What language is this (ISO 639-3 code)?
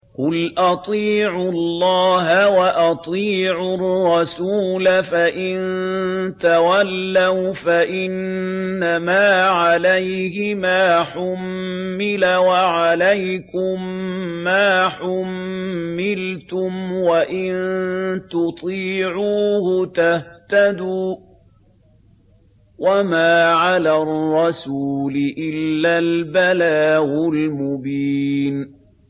ara